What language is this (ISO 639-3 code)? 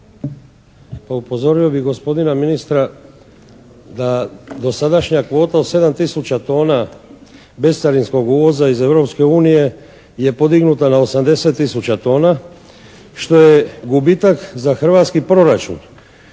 hrv